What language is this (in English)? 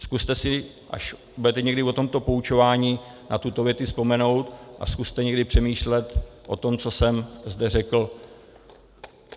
Czech